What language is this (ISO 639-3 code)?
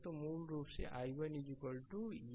hin